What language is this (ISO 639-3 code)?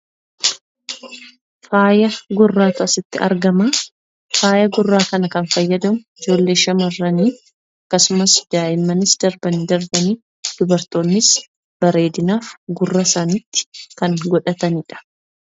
orm